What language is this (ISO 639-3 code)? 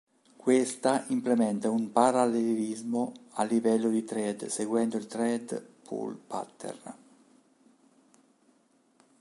ita